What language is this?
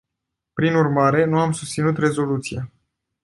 Romanian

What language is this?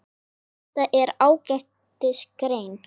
Icelandic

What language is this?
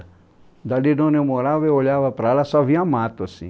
Portuguese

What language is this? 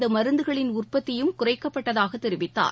Tamil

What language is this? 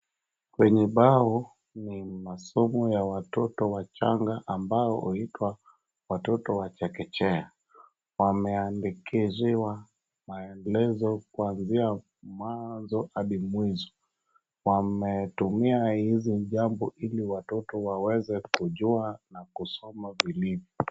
Swahili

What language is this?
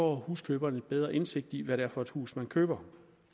Danish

